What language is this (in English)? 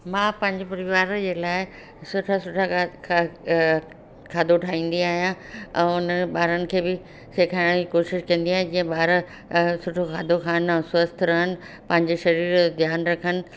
Sindhi